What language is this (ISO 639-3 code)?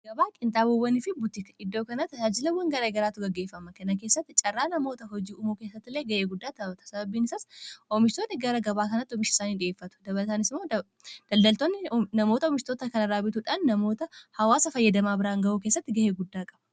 orm